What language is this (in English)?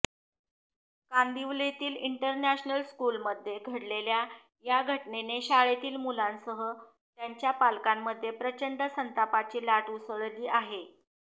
Marathi